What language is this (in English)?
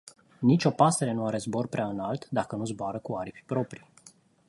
Romanian